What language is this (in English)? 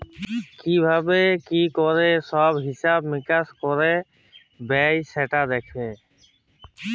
Bangla